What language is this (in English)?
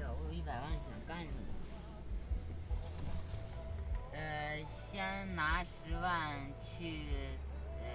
Chinese